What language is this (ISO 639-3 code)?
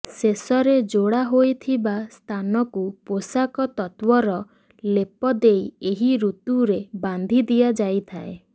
ori